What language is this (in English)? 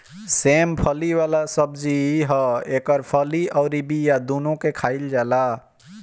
Bhojpuri